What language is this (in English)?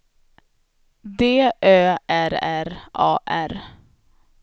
Swedish